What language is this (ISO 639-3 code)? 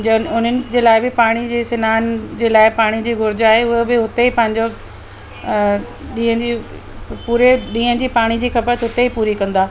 snd